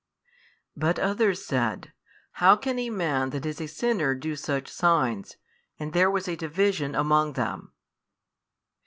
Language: English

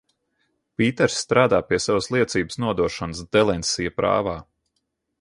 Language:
Latvian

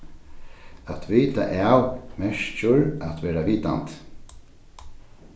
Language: Faroese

